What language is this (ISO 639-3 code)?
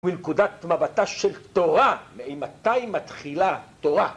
heb